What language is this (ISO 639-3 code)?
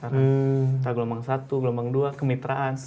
ind